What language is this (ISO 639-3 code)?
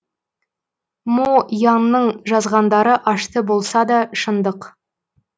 kaz